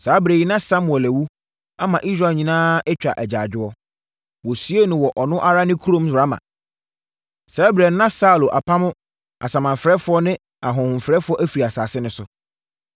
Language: Akan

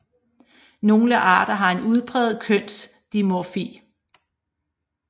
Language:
Danish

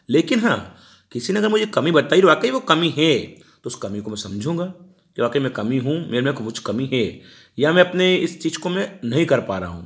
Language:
Hindi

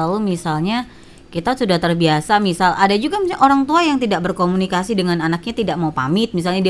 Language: Indonesian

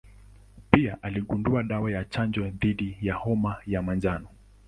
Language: Swahili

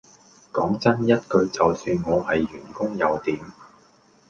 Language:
Cantonese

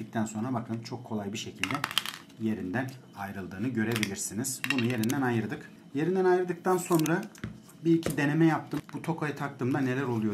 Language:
Turkish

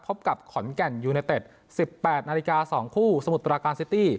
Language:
Thai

